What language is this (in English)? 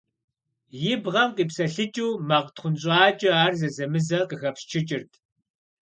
Kabardian